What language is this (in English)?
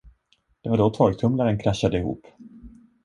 Swedish